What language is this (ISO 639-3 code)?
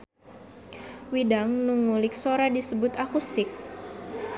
sun